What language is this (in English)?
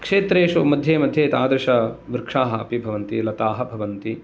Sanskrit